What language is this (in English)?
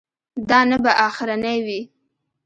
Pashto